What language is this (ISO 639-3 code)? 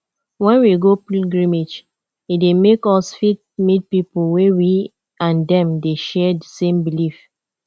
pcm